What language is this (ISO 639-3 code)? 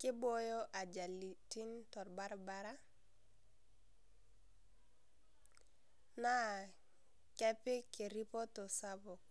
mas